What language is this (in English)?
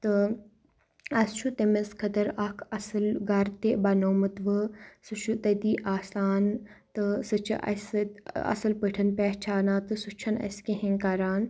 Kashmiri